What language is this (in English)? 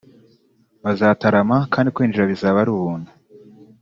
Kinyarwanda